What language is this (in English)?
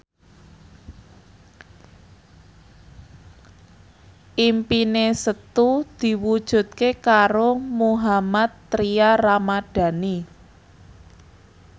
Javanese